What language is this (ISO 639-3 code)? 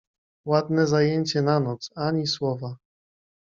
pol